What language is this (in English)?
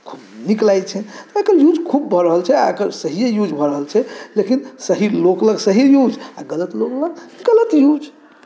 Maithili